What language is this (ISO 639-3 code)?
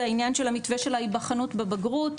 heb